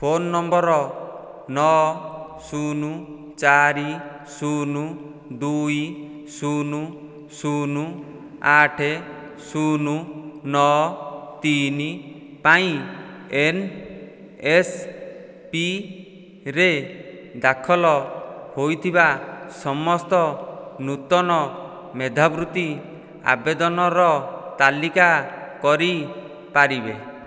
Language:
Odia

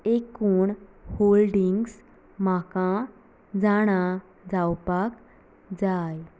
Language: Konkani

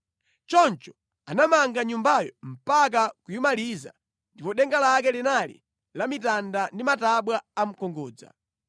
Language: Nyanja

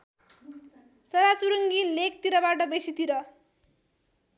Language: Nepali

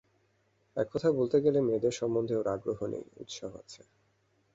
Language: Bangla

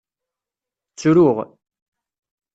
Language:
Kabyle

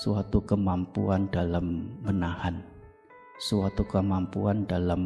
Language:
Indonesian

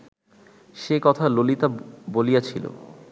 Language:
Bangla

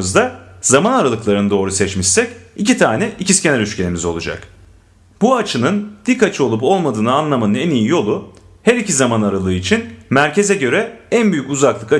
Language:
Turkish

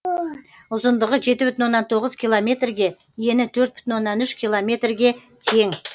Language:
Kazakh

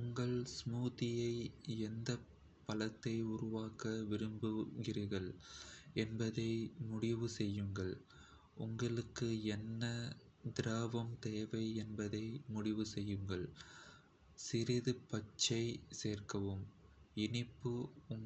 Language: Kota (India)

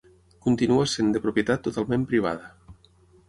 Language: Catalan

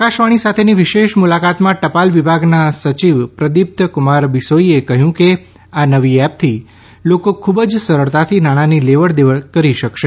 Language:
Gujarati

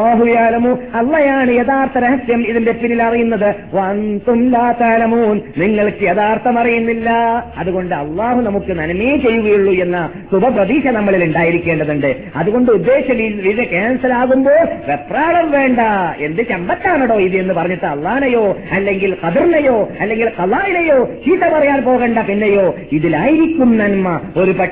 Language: Malayalam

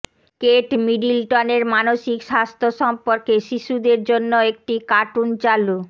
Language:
Bangla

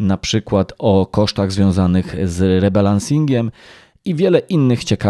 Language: Polish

